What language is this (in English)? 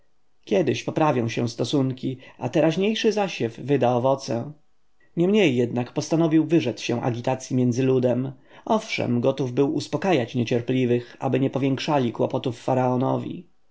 Polish